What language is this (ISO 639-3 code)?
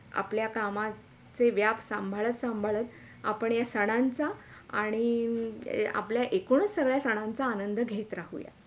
mar